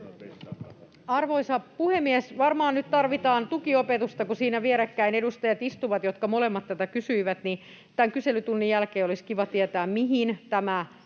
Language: Finnish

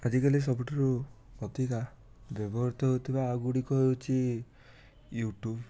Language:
Odia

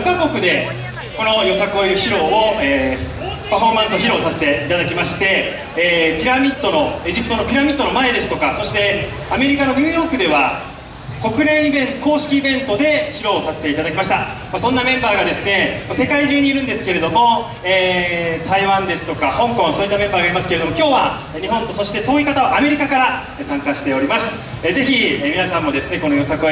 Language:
Japanese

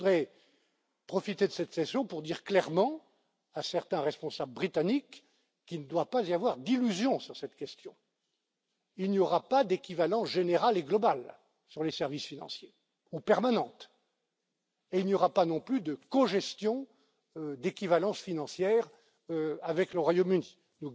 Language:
French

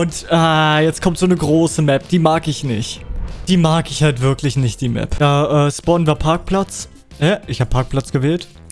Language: German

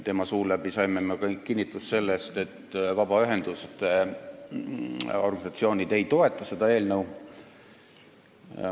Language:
Estonian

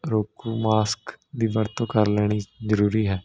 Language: Punjabi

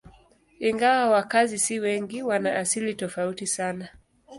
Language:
Swahili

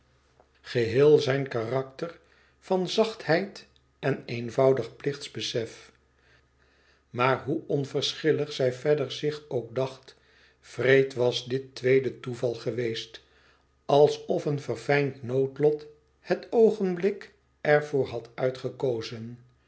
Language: Dutch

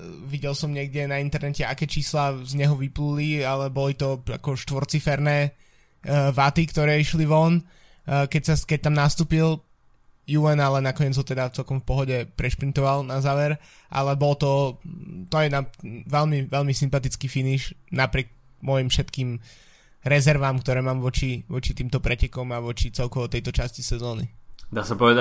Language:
Slovak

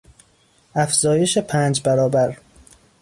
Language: Persian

